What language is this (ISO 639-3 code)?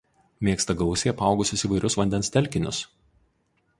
lit